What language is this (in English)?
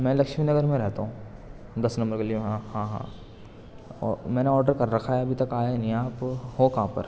Urdu